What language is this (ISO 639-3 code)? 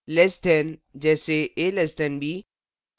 hin